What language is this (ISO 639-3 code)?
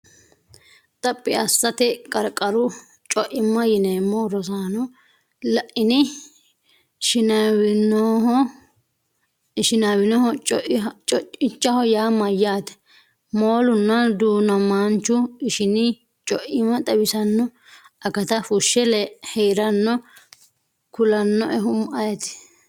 sid